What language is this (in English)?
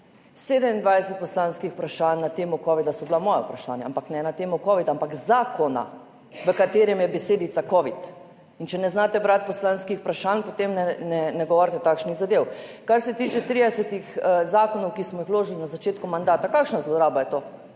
Slovenian